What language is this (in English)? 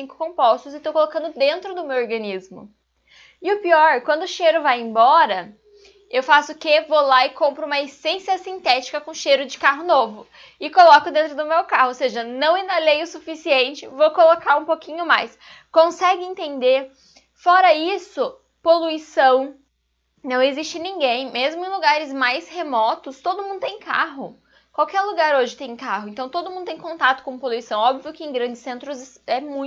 Portuguese